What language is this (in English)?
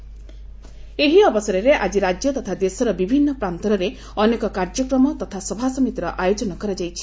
Odia